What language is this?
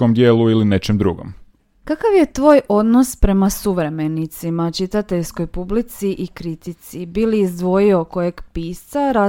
Croatian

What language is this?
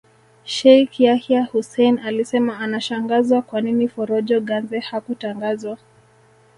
Swahili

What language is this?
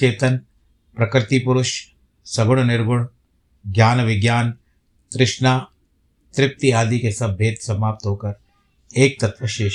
Hindi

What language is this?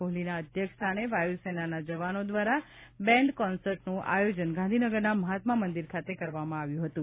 Gujarati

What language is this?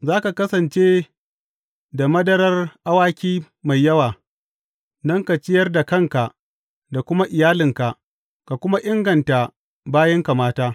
Hausa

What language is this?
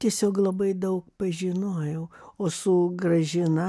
Lithuanian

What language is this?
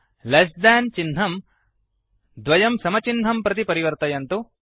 Sanskrit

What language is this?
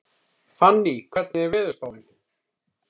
Icelandic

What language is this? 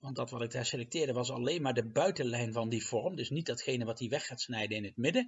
Dutch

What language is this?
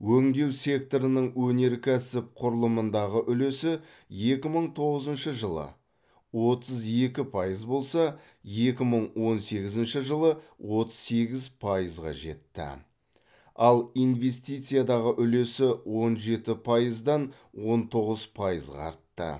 Kazakh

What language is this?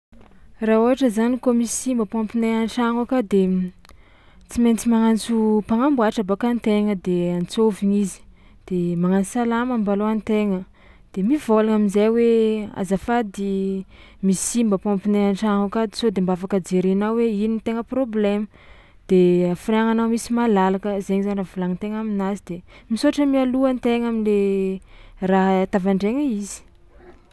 Tsimihety Malagasy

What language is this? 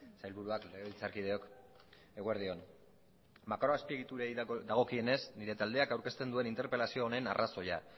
Basque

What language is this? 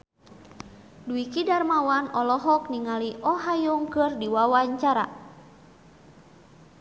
Sundanese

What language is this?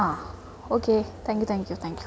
Malayalam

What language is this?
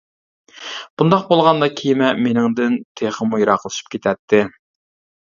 Uyghur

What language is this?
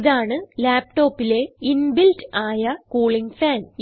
Malayalam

